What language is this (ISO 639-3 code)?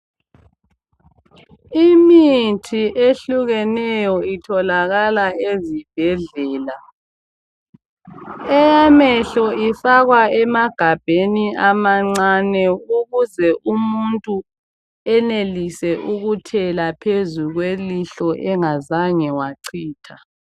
nde